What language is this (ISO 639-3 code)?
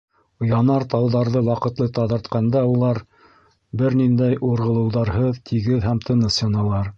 bak